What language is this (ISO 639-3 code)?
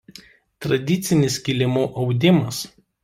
lit